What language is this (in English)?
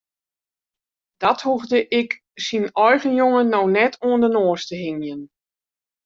Western Frisian